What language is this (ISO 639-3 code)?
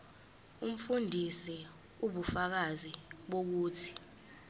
zul